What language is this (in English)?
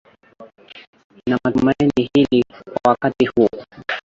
Swahili